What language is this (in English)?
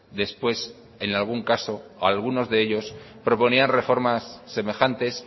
Spanish